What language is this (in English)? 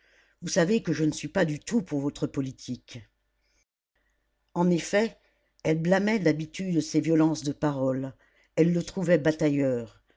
French